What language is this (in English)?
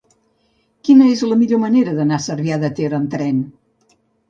Catalan